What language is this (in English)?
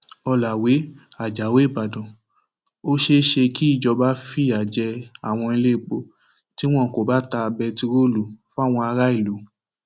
Yoruba